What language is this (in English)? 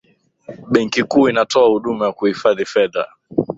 Swahili